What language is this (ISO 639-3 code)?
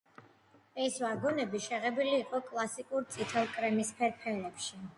kat